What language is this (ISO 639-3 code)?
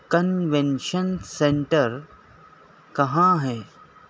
urd